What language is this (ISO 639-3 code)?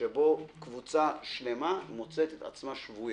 heb